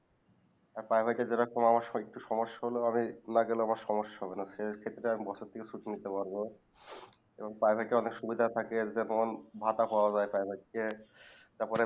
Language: Bangla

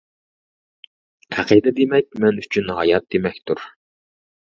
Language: Uyghur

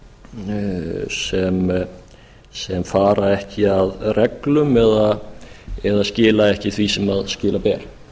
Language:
Icelandic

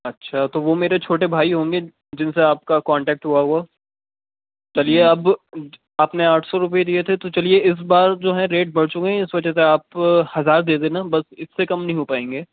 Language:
Urdu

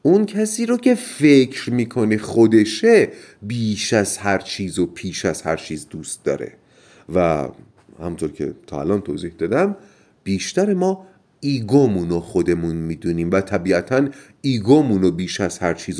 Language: Persian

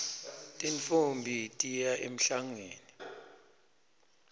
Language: Swati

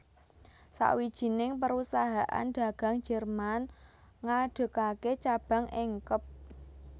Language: Javanese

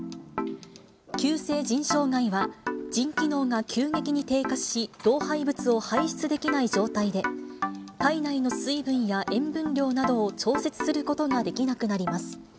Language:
Japanese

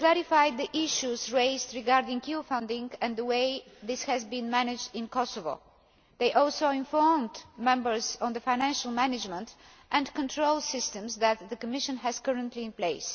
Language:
English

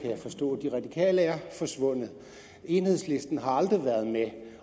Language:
Danish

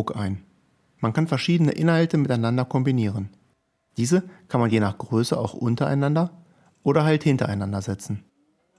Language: German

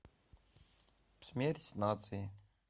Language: Russian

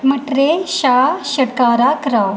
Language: Dogri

